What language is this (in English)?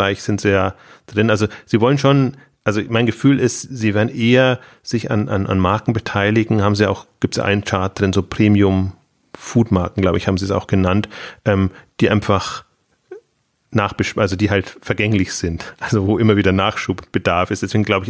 German